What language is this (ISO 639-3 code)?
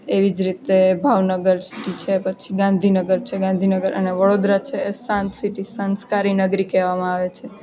guj